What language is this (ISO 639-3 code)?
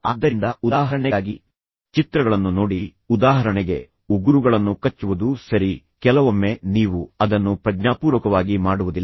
kan